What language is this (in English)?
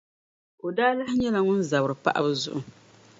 Dagbani